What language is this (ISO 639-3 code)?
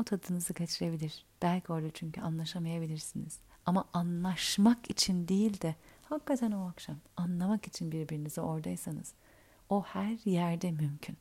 tur